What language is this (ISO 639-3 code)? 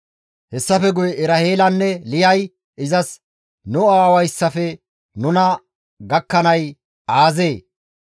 gmv